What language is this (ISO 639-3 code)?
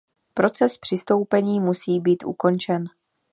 ces